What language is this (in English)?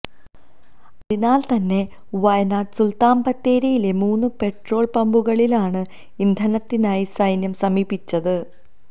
Malayalam